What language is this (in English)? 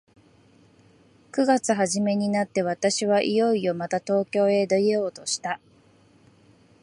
Japanese